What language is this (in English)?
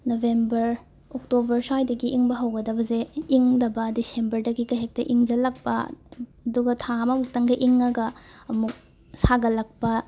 Manipuri